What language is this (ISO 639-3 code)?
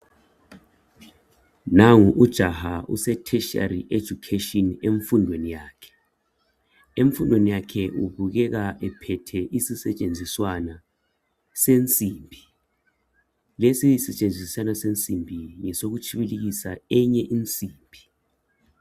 nde